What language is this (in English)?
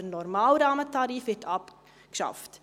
Swiss German